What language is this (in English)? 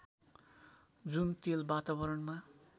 Nepali